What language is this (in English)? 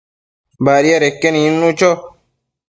Matsés